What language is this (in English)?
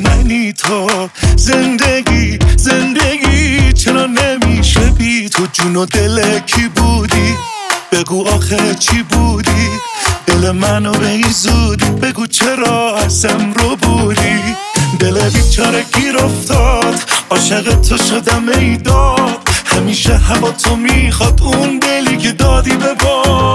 Persian